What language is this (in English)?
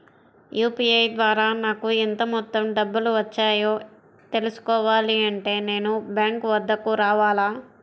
Telugu